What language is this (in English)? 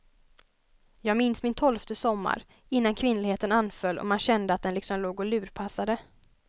Swedish